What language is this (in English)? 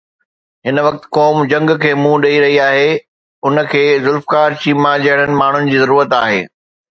Sindhi